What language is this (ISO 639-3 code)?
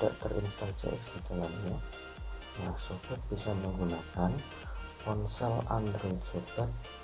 ind